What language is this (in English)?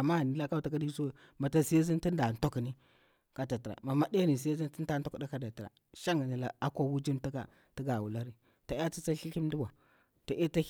Bura-Pabir